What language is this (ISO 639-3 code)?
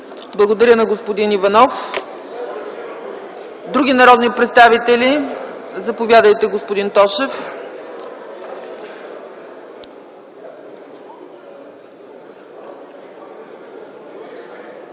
bul